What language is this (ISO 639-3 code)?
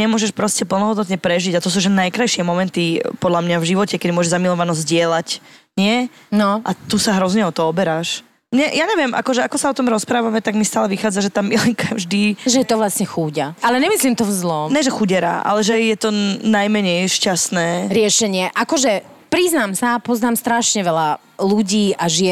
slk